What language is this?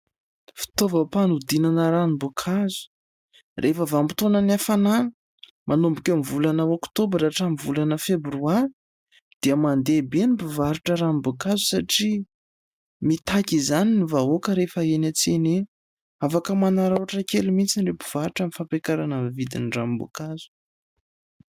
Malagasy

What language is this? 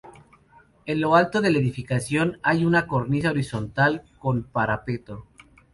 Spanish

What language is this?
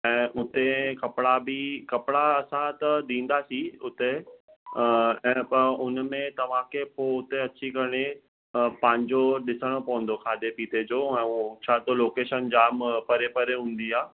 Sindhi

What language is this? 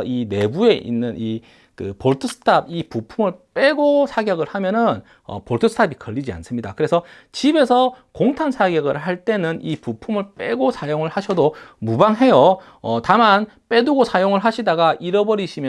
Korean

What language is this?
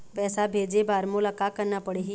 Chhattisgarhi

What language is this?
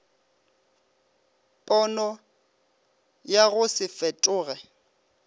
Northern Sotho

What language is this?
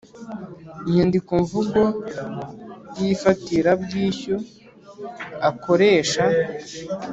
Kinyarwanda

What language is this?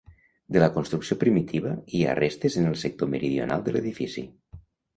Catalan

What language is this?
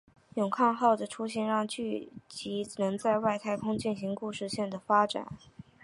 Chinese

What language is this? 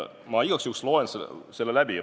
Estonian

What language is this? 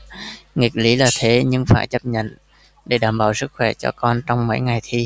Vietnamese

